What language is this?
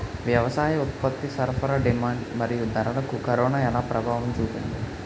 Telugu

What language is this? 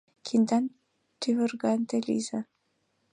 Mari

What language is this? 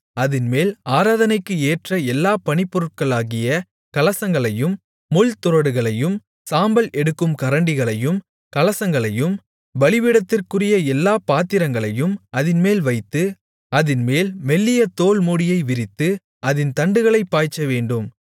Tamil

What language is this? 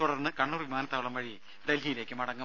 Malayalam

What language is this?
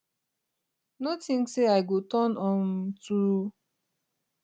Nigerian Pidgin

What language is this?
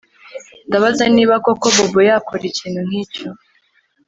Kinyarwanda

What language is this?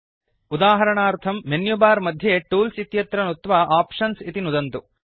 Sanskrit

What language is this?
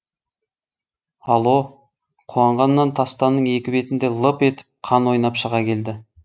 Kazakh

